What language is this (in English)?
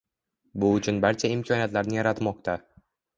Uzbek